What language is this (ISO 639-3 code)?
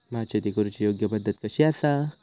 mar